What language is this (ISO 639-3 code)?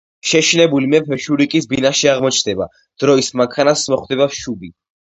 kat